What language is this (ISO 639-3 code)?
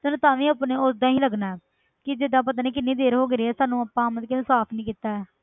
pan